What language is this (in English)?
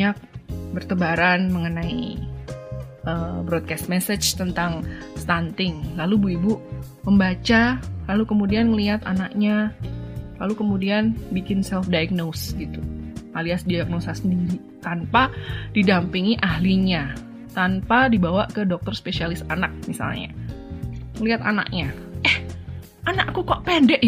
Indonesian